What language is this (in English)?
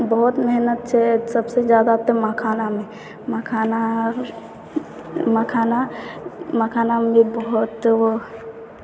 Maithili